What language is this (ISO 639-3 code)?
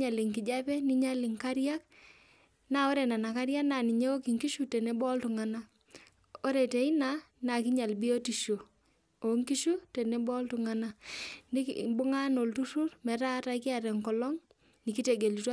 mas